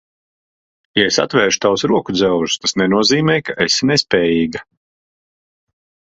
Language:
Latvian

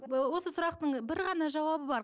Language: Kazakh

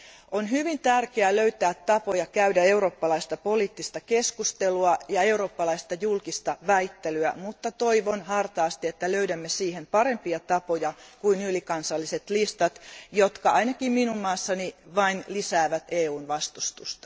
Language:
Finnish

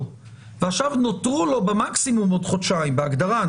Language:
Hebrew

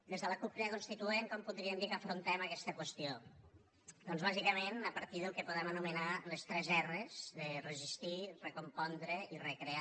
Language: Catalan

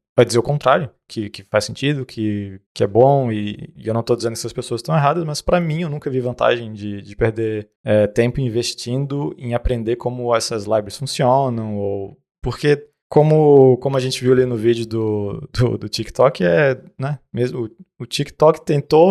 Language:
Portuguese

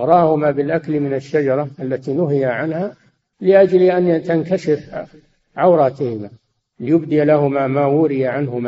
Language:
Arabic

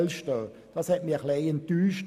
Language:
Swiss German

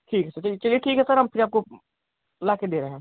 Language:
Hindi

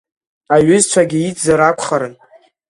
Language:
Abkhazian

